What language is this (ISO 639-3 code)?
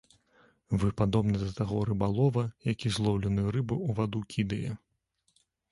bel